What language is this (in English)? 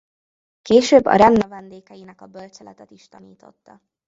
Hungarian